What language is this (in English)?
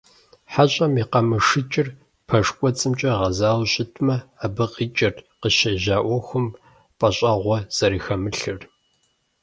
Kabardian